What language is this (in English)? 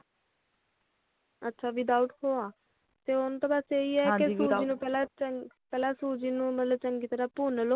Punjabi